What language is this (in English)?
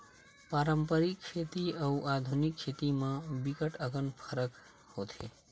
Chhattisgarhi